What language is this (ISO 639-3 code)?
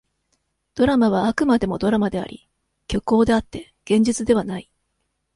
jpn